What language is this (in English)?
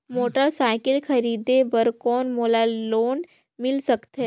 Chhattisgarhi